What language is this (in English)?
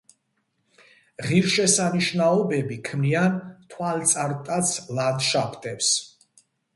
Georgian